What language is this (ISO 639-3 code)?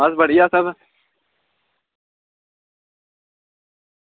doi